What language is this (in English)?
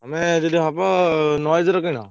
Odia